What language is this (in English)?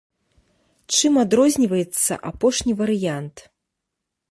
Belarusian